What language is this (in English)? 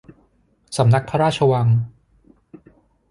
Thai